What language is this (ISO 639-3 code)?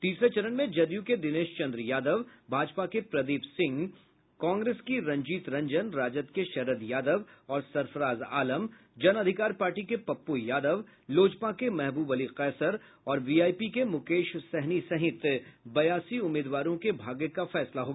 hin